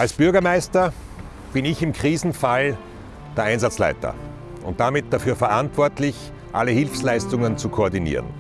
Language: German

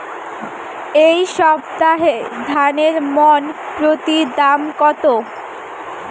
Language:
Bangla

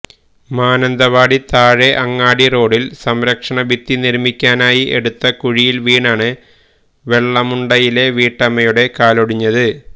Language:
Malayalam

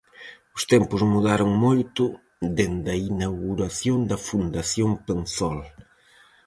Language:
Galician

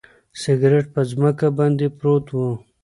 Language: Pashto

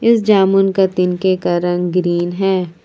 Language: Hindi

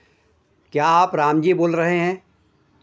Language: Hindi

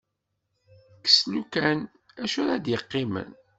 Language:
Kabyle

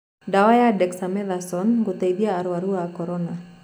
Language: Kikuyu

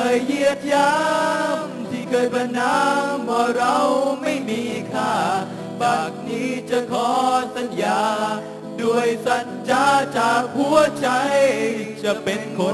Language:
Thai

